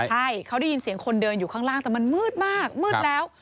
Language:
Thai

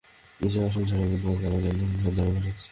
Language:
Bangla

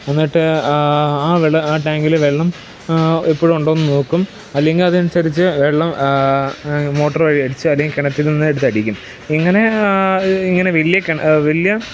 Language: Malayalam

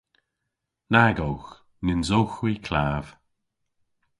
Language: Cornish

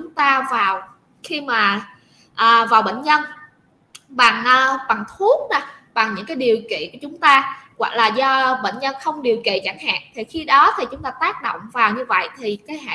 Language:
Vietnamese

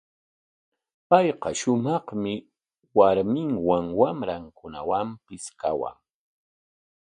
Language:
Corongo Ancash Quechua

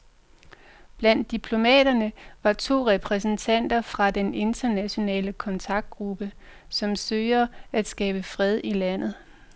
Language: Danish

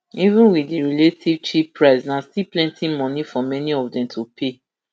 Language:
Nigerian Pidgin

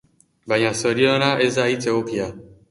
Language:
Basque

